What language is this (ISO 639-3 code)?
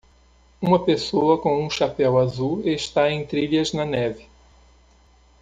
por